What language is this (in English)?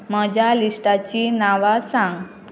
Konkani